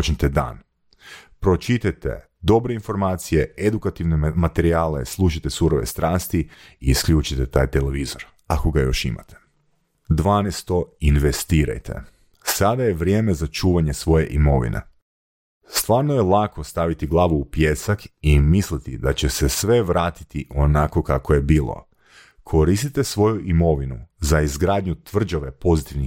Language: Croatian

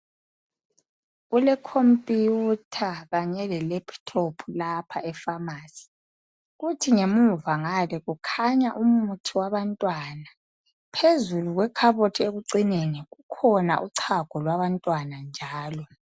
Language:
North Ndebele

